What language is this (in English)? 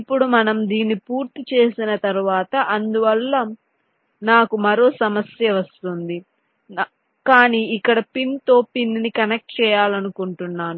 Telugu